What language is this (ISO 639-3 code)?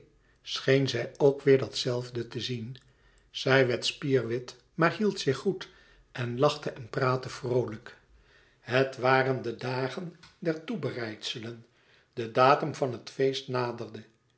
nld